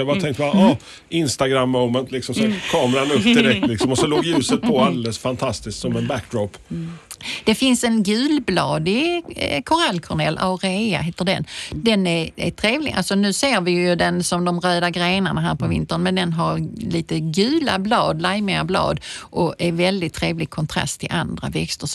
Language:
Swedish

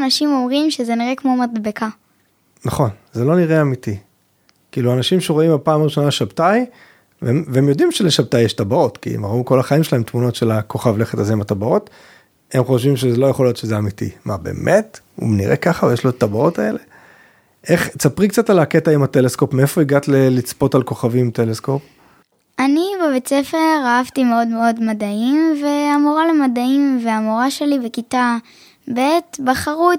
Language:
Hebrew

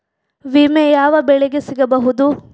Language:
Kannada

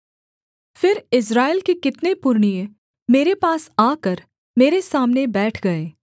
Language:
Hindi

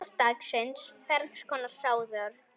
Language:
Icelandic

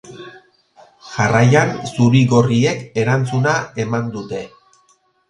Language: Basque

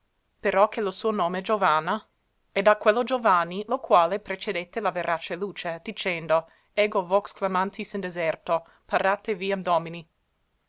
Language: Italian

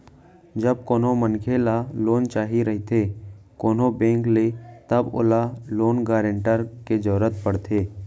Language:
Chhattisgarhi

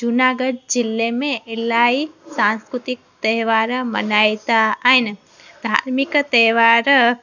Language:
Sindhi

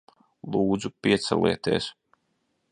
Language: Latvian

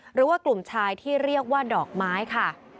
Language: Thai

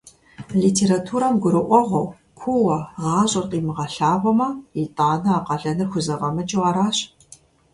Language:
Kabardian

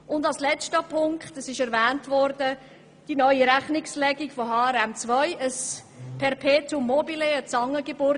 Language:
Swiss German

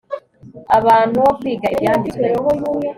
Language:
Kinyarwanda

